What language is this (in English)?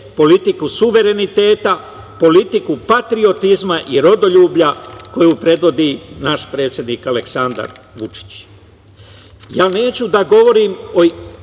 Serbian